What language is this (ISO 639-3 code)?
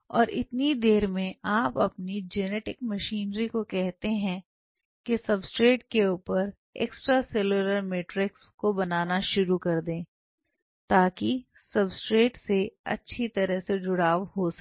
hin